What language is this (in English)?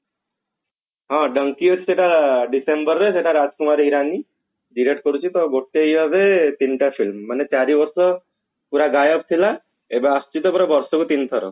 Odia